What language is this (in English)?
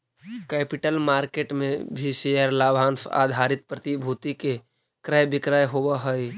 Magahi